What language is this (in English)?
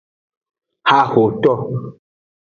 Aja (Benin)